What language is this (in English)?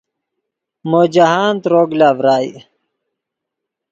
Yidgha